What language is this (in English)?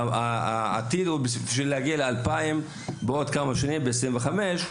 Hebrew